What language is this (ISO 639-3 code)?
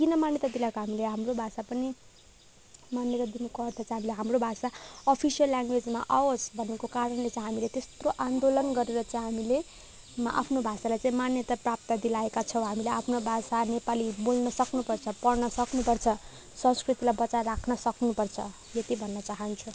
nep